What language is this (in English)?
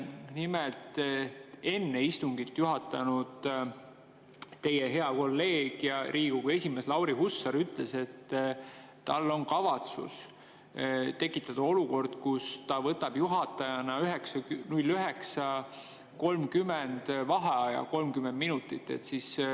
Estonian